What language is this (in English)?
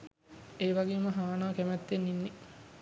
Sinhala